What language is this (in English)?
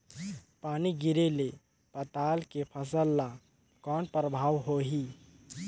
Chhattisgarhi